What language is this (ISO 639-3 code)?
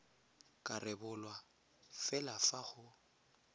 tsn